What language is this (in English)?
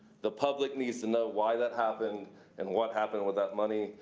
English